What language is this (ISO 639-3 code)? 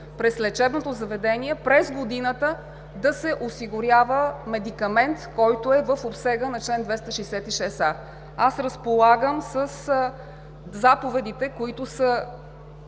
bul